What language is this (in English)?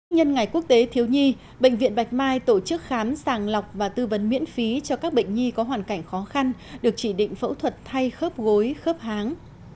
Vietnamese